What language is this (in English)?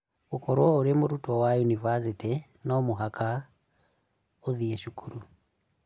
Kikuyu